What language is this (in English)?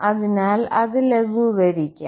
Malayalam